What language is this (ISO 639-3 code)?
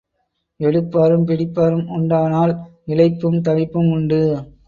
tam